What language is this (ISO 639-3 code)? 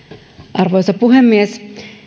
fin